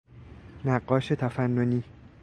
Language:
Persian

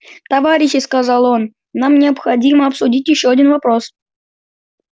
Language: Russian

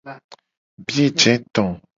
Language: Gen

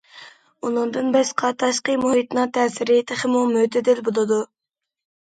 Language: Uyghur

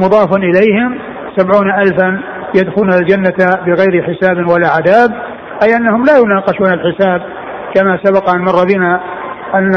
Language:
Arabic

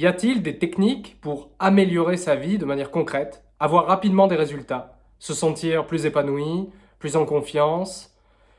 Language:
French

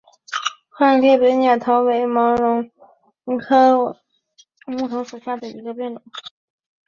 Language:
Chinese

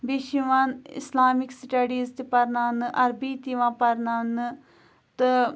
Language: Kashmiri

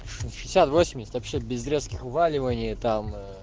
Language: Russian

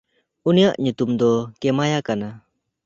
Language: Santali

